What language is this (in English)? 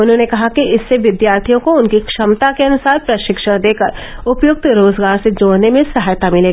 Hindi